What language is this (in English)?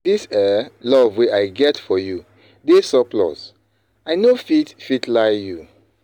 Nigerian Pidgin